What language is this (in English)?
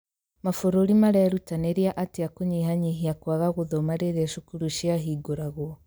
Kikuyu